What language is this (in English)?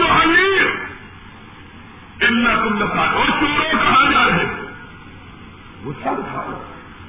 Urdu